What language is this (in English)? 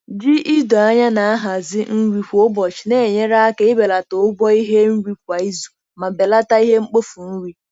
Igbo